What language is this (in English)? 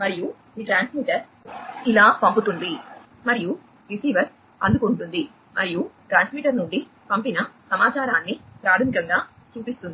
Telugu